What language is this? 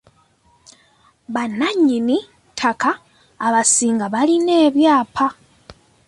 Ganda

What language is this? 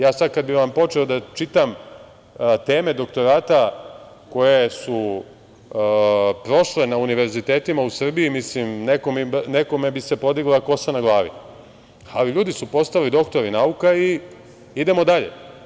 Serbian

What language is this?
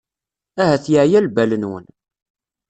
Kabyle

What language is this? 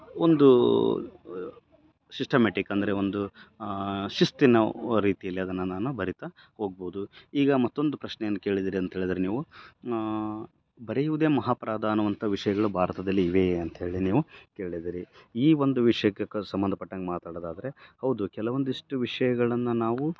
Kannada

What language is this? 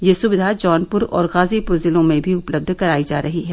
Hindi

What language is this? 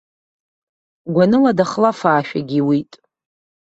Abkhazian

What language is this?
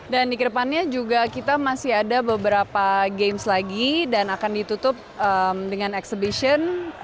Indonesian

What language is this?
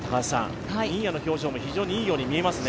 Japanese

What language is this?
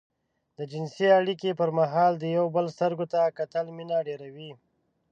Pashto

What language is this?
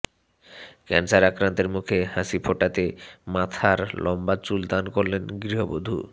Bangla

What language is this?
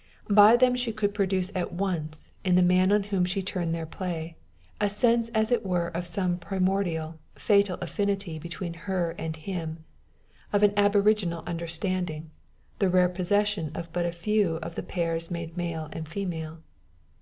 English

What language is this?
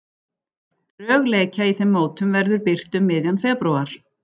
Icelandic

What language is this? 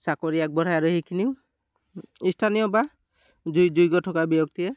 Assamese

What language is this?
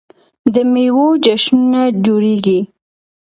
Pashto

